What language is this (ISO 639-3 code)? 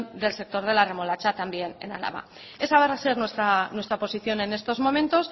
spa